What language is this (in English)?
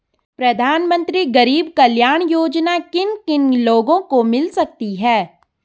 Hindi